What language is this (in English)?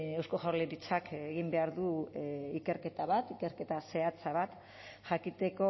Basque